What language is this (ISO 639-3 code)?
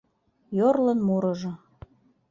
chm